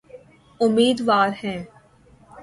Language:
Urdu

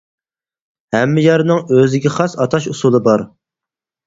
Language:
Uyghur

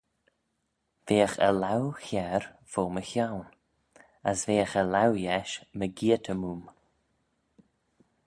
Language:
Manx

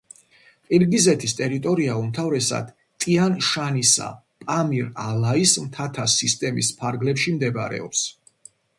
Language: Georgian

